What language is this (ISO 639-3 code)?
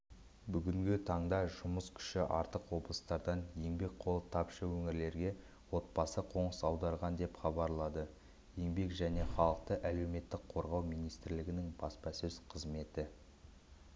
kaz